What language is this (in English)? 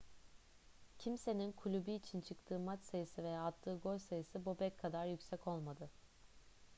Turkish